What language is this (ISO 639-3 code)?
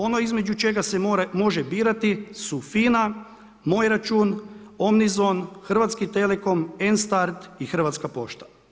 hrv